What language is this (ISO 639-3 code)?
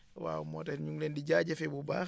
wol